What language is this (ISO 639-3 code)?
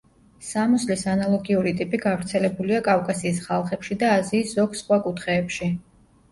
kat